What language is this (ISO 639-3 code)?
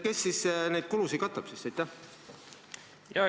est